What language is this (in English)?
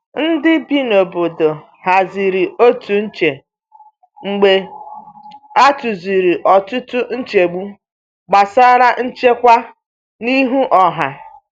Igbo